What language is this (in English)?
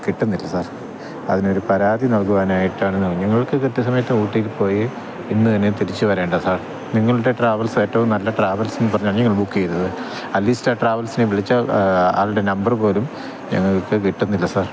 Malayalam